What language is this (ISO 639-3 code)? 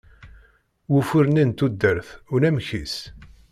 kab